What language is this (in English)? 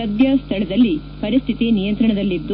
Kannada